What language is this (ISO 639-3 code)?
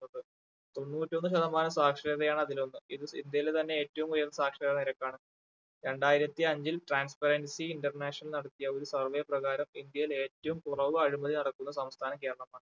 mal